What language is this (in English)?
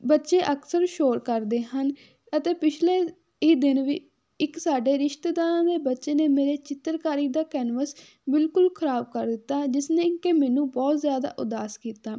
Punjabi